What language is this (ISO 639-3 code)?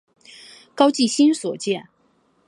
zho